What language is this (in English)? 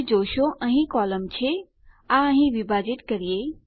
Gujarati